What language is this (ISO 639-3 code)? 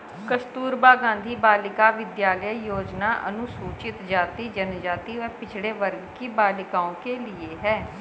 hin